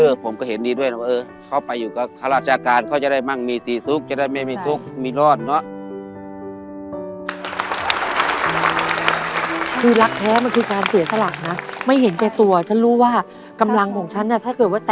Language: Thai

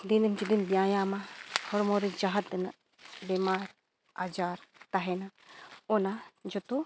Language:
Santali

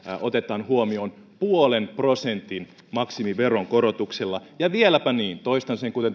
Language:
Finnish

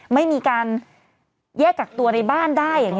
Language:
Thai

